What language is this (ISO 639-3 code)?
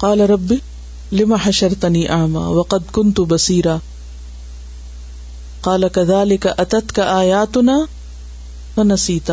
urd